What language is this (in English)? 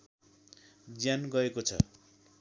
Nepali